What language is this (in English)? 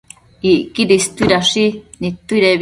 Matsés